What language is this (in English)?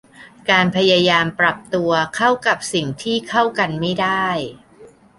Thai